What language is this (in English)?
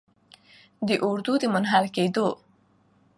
Pashto